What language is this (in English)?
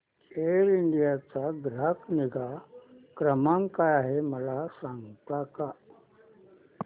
Marathi